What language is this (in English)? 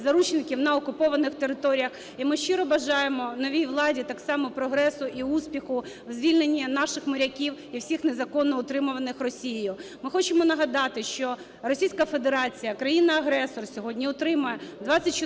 Ukrainian